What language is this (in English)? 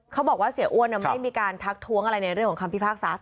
Thai